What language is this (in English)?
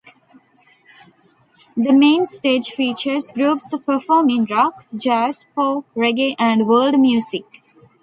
English